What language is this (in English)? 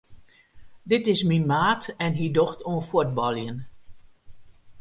Western Frisian